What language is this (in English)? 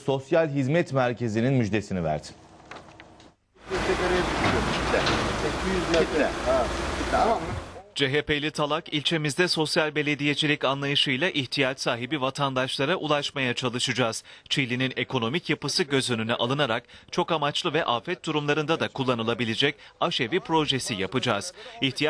Turkish